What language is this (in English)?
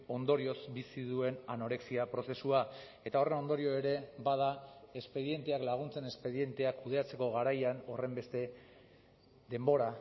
Basque